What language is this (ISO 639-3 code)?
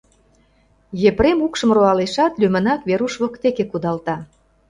chm